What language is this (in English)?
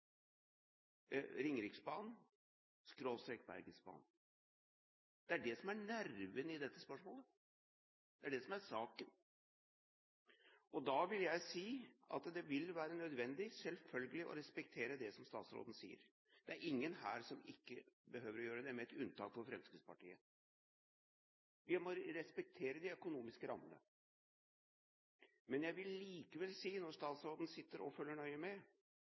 Norwegian Bokmål